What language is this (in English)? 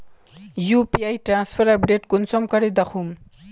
Magahi